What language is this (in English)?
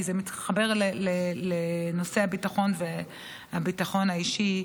Hebrew